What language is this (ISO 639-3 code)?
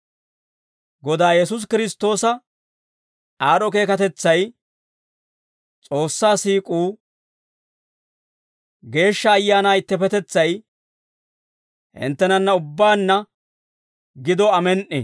dwr